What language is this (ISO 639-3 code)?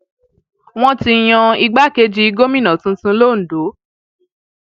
yor